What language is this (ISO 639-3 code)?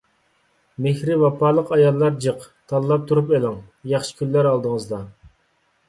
uig